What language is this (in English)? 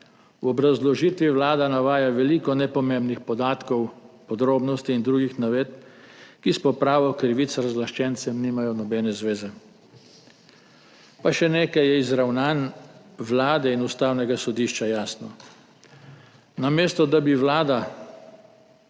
Slovenian